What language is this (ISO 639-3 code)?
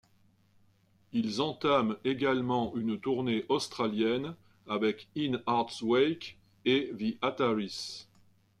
fra